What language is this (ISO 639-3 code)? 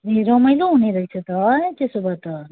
nep